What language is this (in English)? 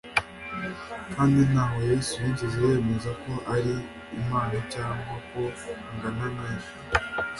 Kinyarwanda